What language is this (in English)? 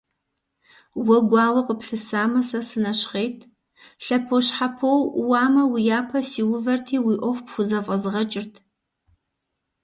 Kabardian